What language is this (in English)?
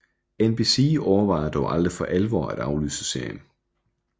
Danish